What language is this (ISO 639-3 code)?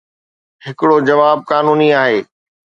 snd